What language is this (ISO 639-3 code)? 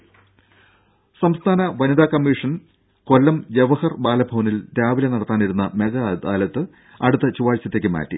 mal